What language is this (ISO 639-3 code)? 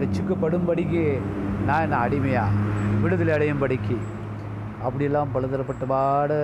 tam